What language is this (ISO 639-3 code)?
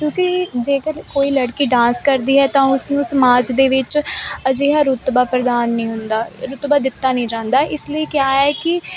pan